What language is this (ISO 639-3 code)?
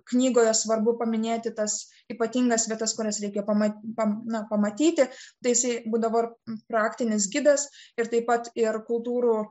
lit